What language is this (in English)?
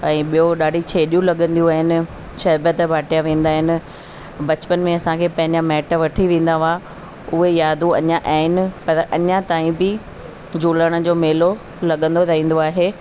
Sindhi